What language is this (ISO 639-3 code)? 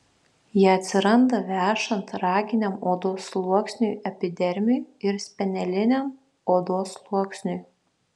lit